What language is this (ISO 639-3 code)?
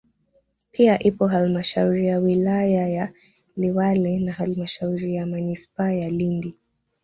swa